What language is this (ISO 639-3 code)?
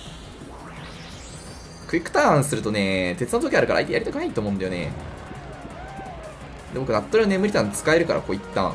jpn